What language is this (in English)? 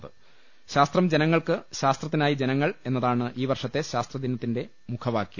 Malayalam